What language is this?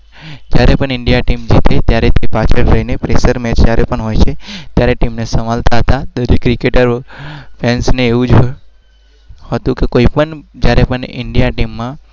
Gujarati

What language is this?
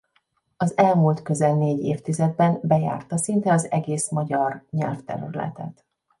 Hungarian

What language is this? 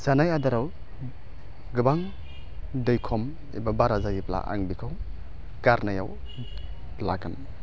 Bodo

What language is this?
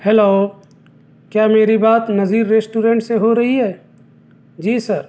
Urdu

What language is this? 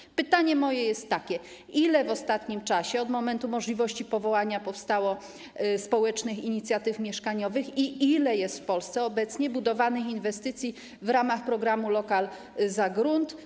Polish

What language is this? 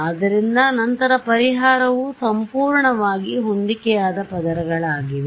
Kannada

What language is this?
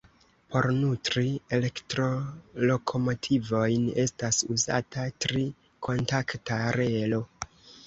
Esperanto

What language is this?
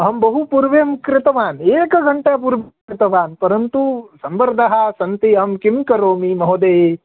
Sanskrit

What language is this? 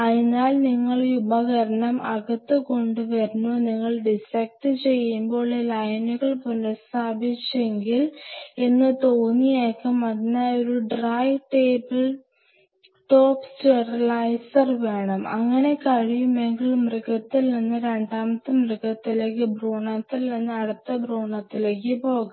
Malayalam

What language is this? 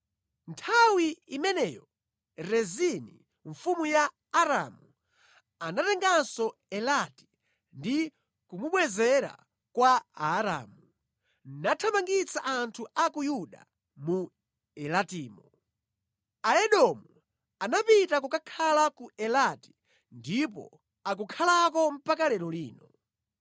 Nyanja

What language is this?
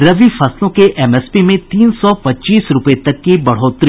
Hindi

